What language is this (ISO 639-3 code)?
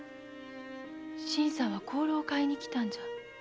jpn